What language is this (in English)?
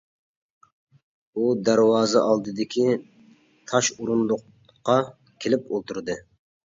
Uyghur